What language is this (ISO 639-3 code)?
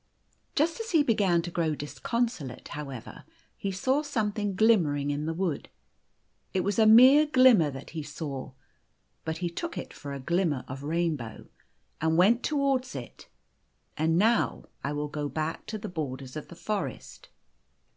eng